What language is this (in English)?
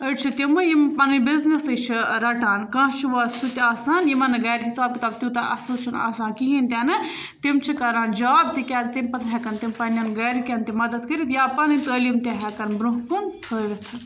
Kashmiri